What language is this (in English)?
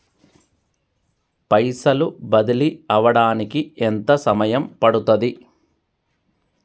Telugu